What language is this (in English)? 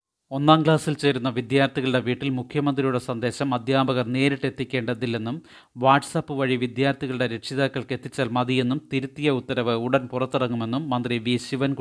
Malayalam